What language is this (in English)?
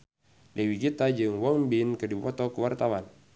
Sundanese